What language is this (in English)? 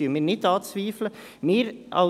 Swiss German